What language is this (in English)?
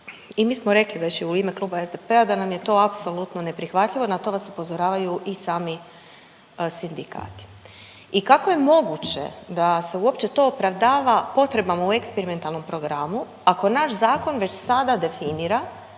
Croatian